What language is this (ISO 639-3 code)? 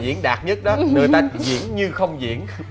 vie